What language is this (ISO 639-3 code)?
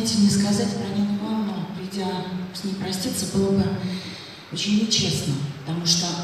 rus